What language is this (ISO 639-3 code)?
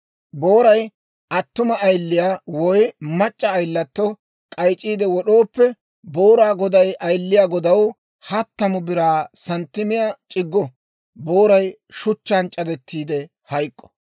dwr